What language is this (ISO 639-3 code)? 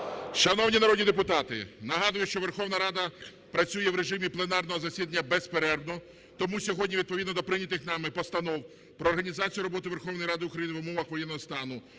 ukr